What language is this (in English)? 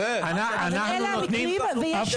Hebrew